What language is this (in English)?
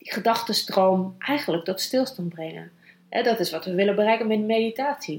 Dutch